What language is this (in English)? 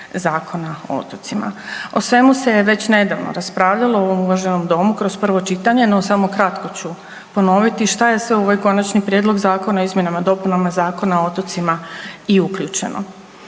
Croatian